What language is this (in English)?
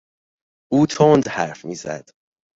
Persian